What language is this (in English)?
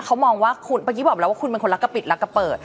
Thai